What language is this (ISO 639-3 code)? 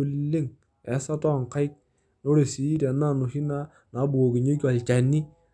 mas